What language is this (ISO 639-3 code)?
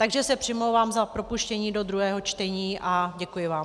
ces